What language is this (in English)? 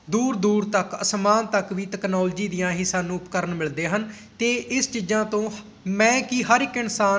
Punjabi